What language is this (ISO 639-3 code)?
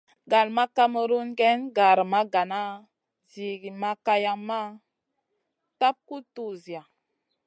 mcn